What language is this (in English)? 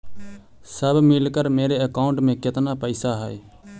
Magahi